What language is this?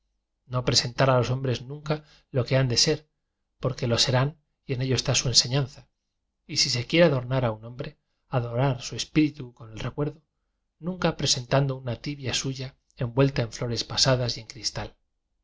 Spanish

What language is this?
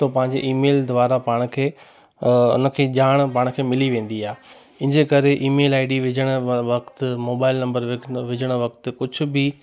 Sindhi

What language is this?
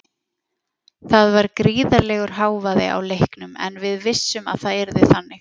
Icelandic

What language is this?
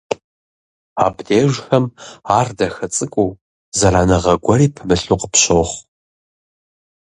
Kabardian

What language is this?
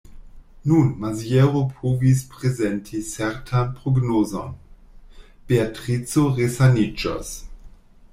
Esperanto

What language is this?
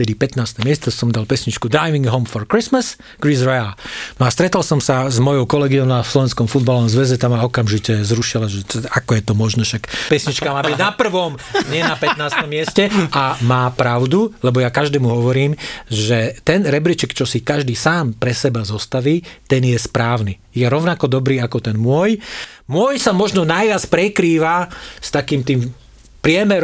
Slovak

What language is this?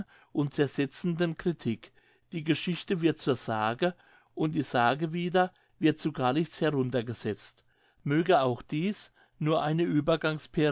German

